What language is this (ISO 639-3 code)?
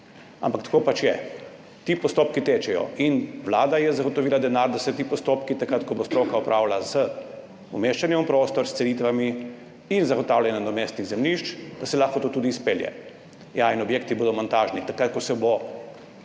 slv